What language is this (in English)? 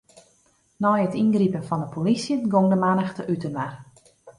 Western Frisian